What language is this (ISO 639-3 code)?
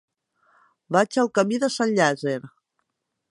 cat